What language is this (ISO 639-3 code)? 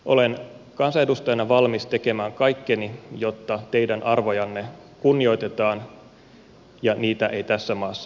fin